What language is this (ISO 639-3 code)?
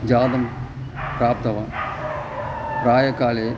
san